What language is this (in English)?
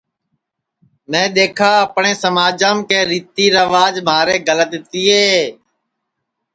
Sansi